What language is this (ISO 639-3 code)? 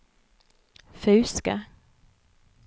nor